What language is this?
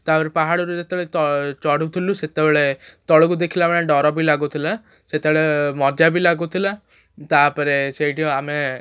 Odia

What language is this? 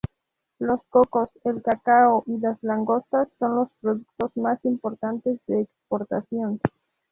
Spanish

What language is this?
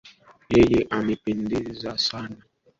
Swahili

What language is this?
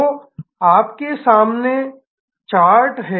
Hindi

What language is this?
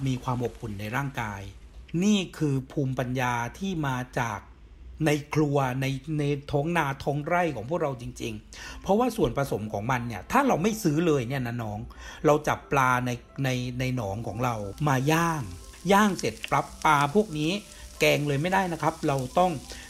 Thai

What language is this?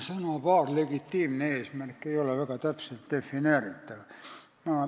Estonian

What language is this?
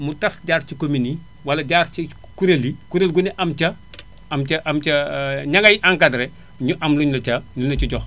Wolof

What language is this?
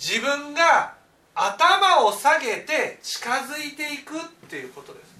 Japanese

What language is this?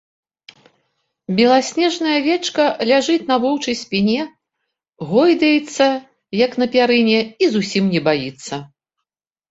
Belarusian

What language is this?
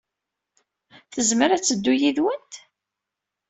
Kabyle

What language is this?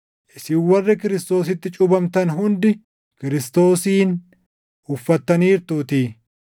Oromo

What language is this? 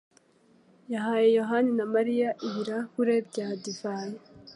Kinyarwanda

